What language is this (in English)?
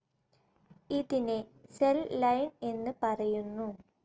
Malayalam